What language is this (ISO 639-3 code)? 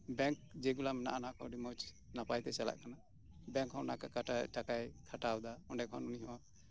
sat